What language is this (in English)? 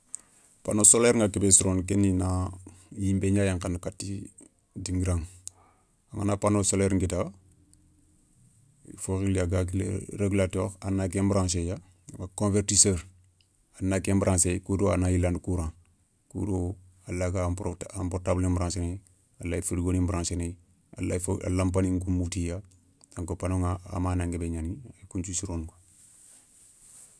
Soninke